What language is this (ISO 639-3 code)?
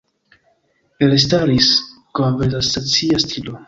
epo